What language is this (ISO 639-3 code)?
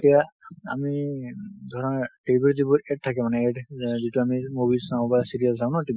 asm